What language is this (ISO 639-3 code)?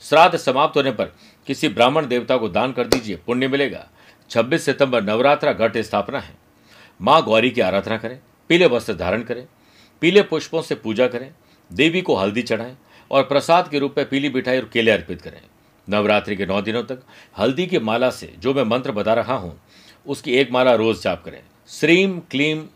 hin